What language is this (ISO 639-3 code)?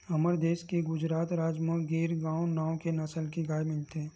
hne